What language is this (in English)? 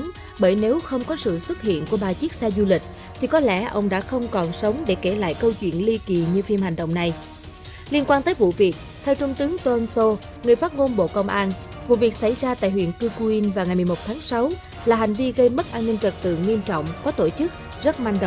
Vietnamese